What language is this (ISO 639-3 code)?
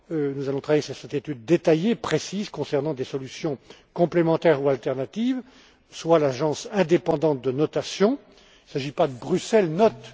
fra